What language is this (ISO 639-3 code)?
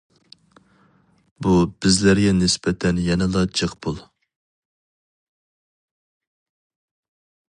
uig